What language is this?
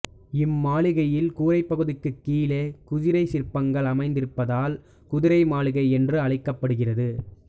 Tamil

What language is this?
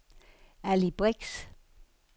Danish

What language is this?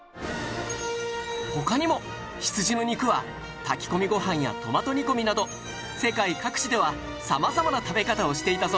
Japanese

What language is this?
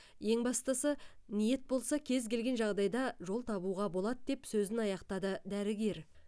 Kazakh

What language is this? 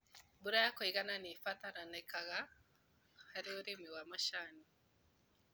Kikuyu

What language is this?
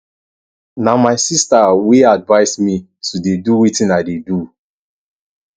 Nigerian Pidgin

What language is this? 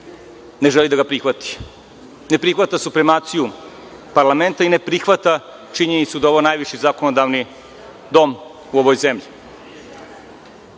Serbian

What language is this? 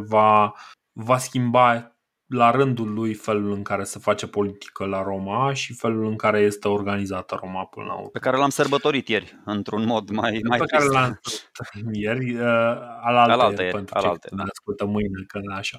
Romanian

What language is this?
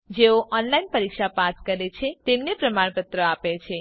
Gujarati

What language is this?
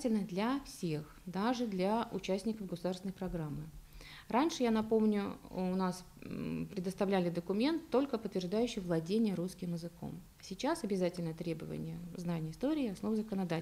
Russian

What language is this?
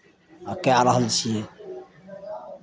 Maithili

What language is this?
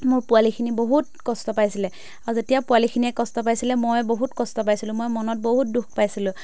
Assamese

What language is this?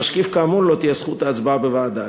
Hebrew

